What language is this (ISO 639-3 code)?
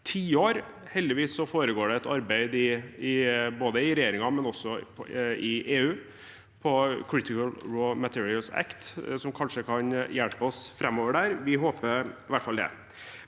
nor